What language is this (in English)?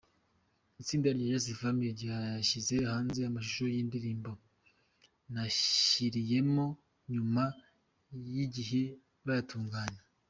Kinyarwanda